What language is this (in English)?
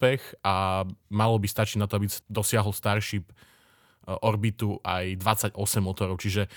Slovak